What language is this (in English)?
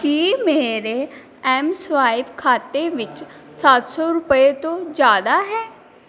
Punjabi